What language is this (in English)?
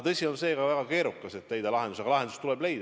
Estonian